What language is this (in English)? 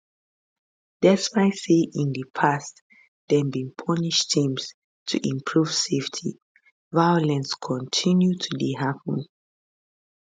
Nigerian Pidgin